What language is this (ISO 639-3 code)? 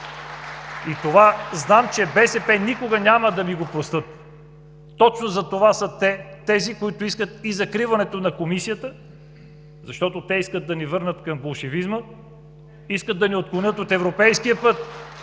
bul